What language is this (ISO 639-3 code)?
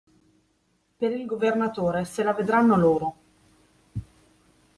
ita